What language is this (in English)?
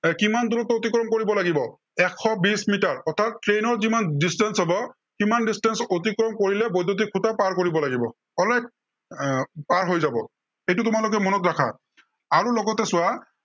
Assamese